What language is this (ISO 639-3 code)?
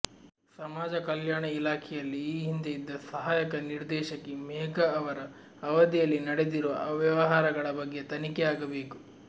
kan